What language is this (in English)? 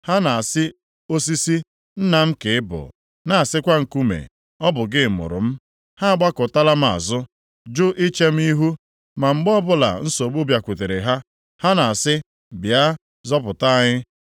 Igbo